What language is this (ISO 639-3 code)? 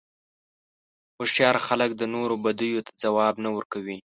pus